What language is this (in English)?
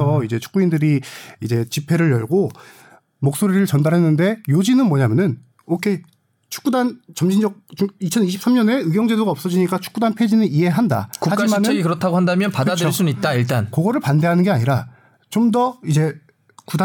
Korean